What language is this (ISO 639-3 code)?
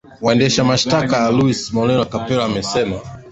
swa